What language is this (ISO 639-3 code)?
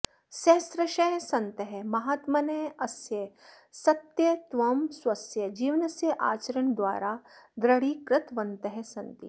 san